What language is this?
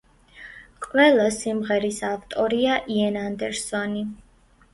Georgian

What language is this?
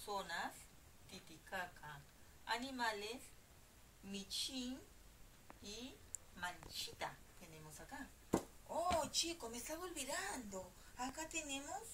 Spanish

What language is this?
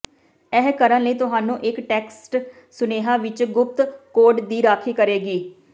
Punjabi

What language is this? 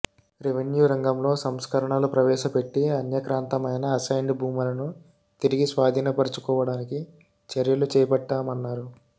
Telugu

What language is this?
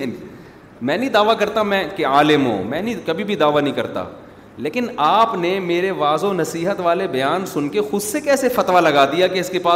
Urdu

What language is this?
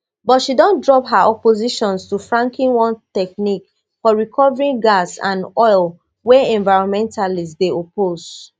Nigerian Pidgin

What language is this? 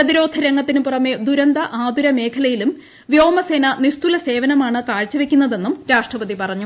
Malayalam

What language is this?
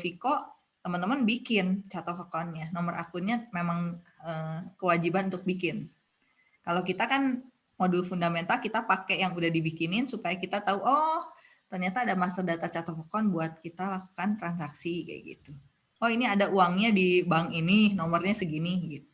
Indonesian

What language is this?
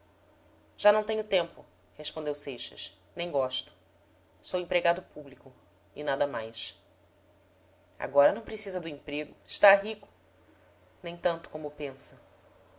Portuguese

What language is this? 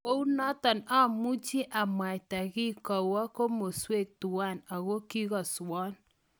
Kalenjin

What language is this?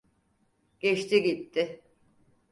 Turkish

